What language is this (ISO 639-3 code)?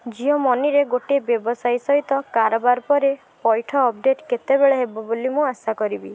ori